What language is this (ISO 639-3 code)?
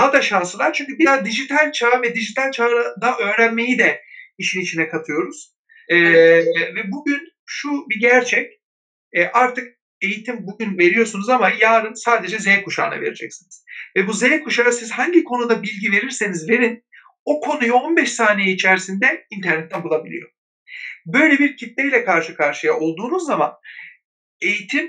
tur